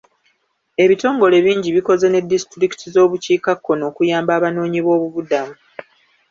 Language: Ganda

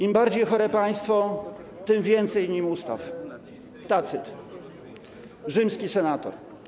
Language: Polish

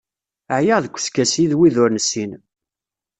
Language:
Kabyle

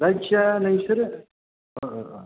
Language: Bodo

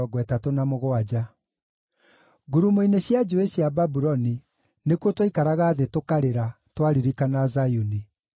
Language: Kikuyu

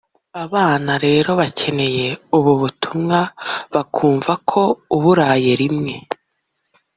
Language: Kinyarwanda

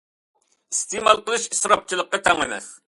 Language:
Uyghur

